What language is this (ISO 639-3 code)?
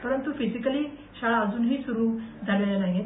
mar